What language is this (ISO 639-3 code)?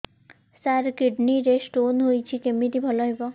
ori